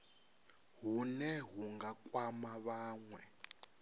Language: Venda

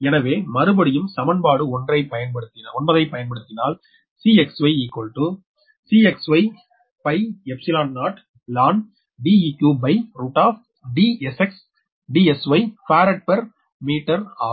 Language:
Tamil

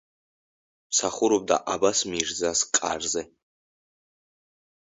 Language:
Georgian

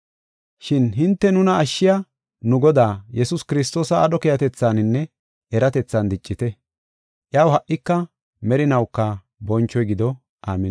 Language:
Gofa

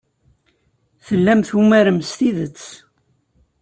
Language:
Kabyle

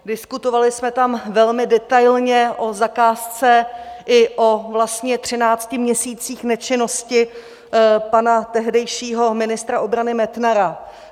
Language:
Czech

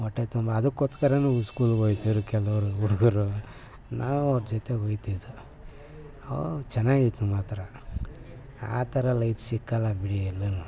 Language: Kannada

